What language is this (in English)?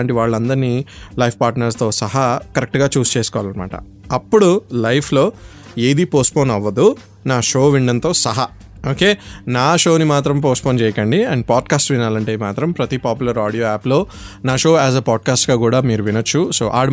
Telugu